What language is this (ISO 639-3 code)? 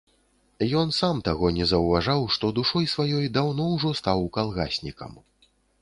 bel